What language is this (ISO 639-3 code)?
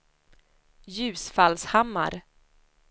swe